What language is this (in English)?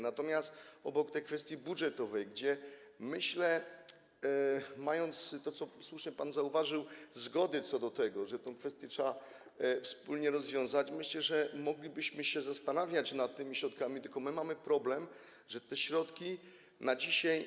Polish